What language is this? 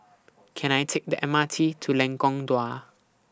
English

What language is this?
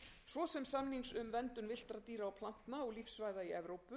Icelandic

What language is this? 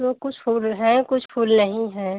Hindi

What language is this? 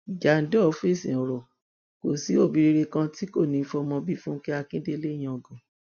Yoruba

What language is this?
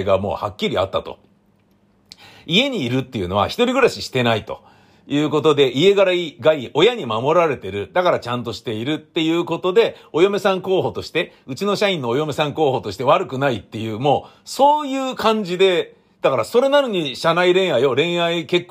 Japanese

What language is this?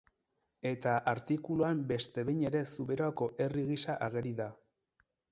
Basque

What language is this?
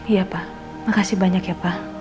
Indonesian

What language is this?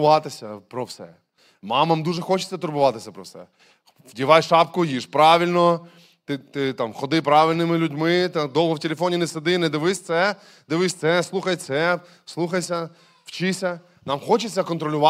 Ukrainian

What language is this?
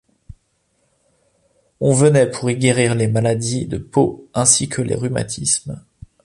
French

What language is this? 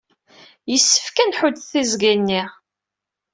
Kabyle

